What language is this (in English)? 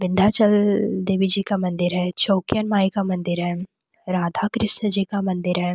Hindi